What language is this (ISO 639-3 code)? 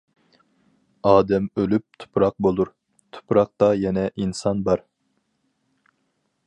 uig